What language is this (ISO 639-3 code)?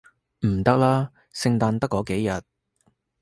yue